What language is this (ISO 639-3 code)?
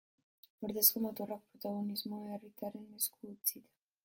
eus